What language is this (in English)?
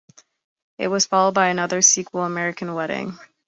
English